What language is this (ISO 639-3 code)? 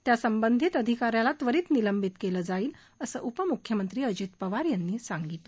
mar